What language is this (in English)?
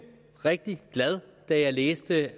Danish